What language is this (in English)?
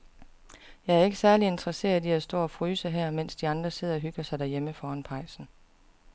Danish